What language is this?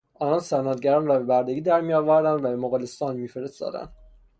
Persian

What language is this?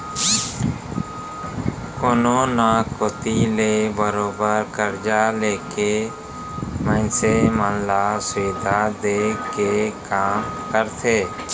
Chhattisgarhi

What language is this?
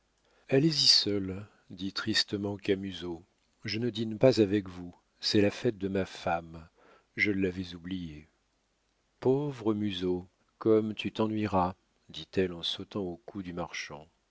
French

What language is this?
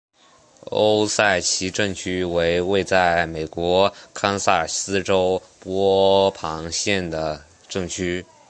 Chinese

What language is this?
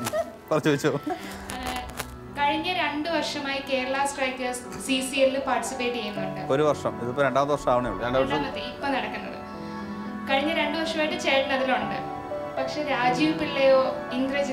Dutch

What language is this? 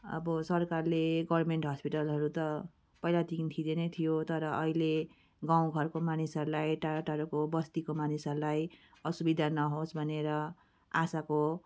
Nepali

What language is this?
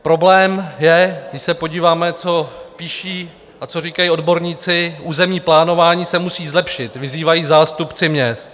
Czech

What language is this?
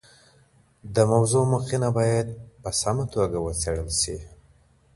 Pashto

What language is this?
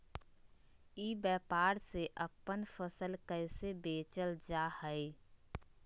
Magahi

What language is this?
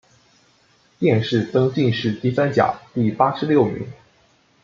Chinese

